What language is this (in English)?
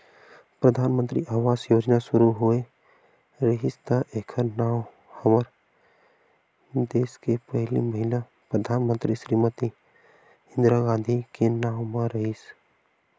Chhattisgarhi